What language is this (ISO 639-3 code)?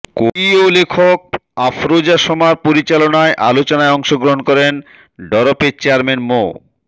ben